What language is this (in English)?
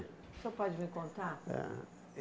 Portuguese